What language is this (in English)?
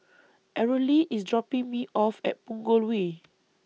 English